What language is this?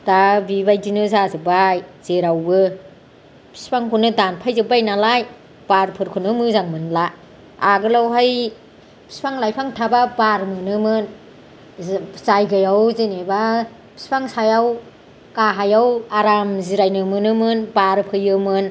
Bodo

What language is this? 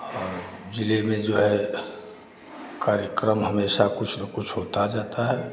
Hindi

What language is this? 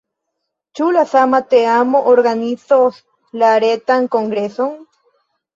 Esperanto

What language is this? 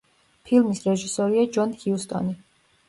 Georgian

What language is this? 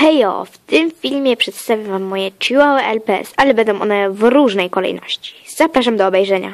Polish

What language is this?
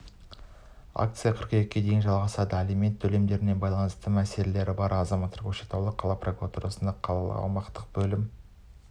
Kazakh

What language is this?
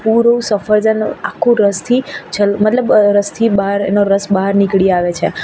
Gujarati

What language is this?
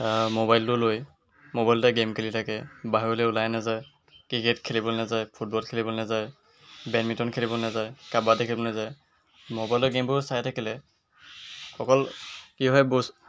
Assamese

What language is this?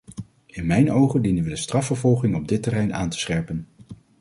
Dutch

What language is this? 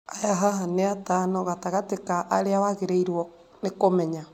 Kikuyu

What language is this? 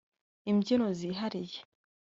Kinyarwanda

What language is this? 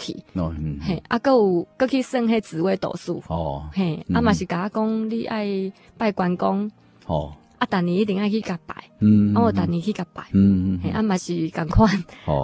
Chinese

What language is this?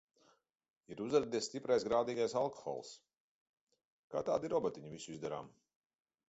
Latvian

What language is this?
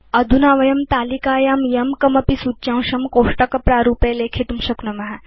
Sanskrit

